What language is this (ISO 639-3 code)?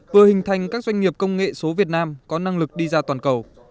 vie